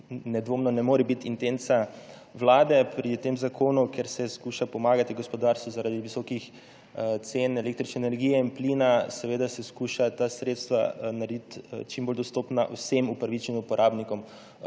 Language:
Slovenian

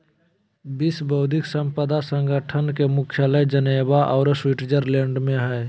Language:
Magahi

